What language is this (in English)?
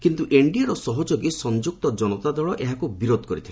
Odia